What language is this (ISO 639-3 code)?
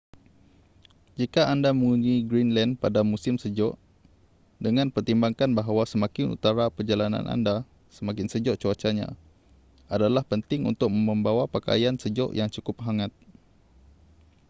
msa